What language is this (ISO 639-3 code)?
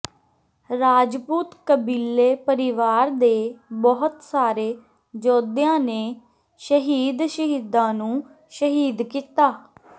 pan